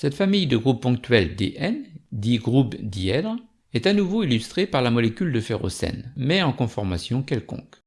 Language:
French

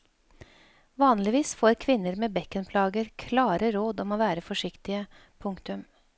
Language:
Norwegian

